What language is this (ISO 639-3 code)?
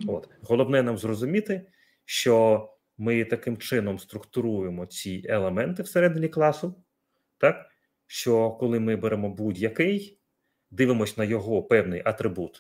ukr